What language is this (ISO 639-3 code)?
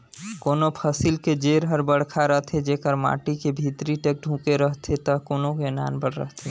hne